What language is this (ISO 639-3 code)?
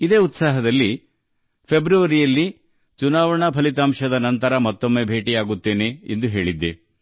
kan